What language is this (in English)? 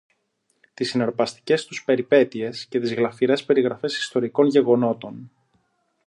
Greek